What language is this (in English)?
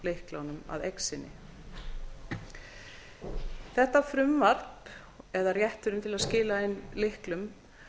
Icelandic